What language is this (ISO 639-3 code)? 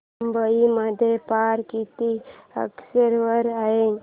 mar